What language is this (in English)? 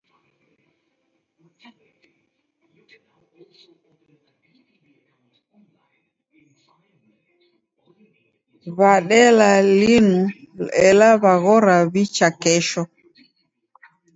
Taita